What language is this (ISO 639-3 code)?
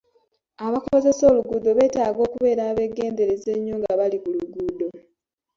lug